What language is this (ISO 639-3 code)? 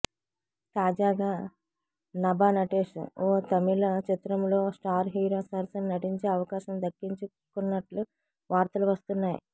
tel